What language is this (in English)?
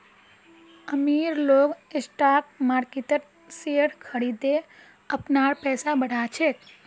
Magahi